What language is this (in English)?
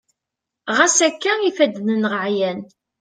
Kabyle